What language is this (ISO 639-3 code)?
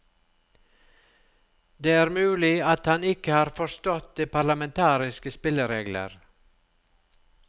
nor